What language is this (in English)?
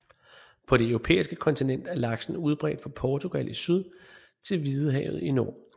Danish